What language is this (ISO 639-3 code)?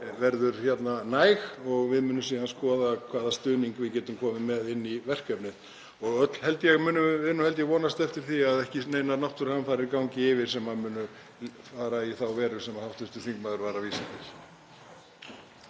isl